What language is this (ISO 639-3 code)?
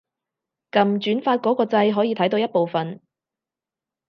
yue